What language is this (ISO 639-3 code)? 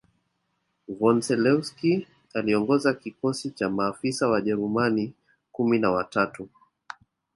swa